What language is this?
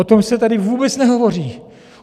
Czech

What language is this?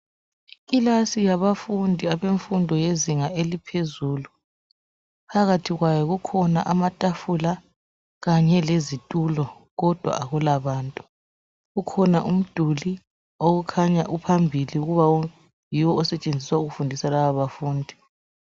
North Ndebele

